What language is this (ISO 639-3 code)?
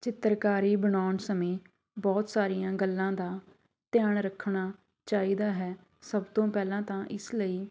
pan